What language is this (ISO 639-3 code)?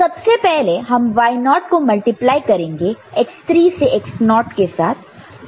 hin